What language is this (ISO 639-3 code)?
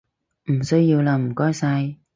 yue